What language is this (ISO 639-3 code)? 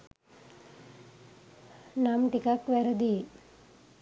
sin